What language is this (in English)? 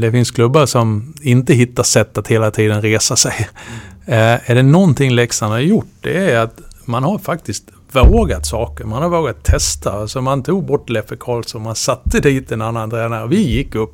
Swedish